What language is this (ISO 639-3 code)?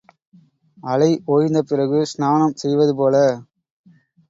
tam